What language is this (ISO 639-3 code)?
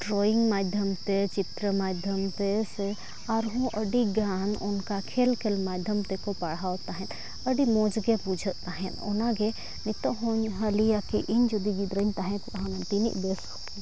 sat